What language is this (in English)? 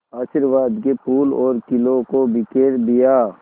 Hindi